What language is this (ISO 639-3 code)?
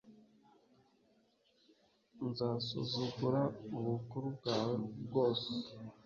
kin